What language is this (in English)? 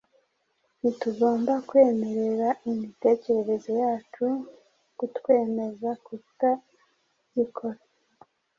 Kinyarwanda